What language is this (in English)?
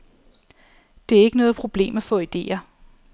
Danish